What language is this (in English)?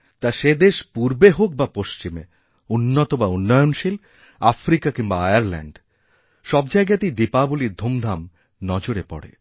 Bangla